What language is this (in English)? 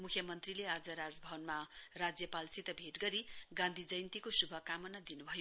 Nepali